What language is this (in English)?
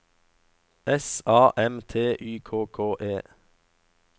Norwegian